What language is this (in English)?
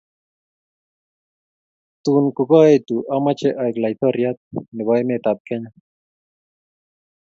Kalenjin